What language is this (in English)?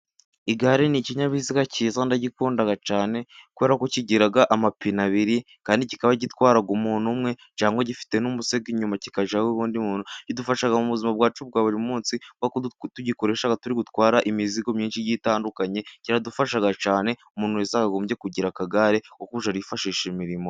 Kinyarwanda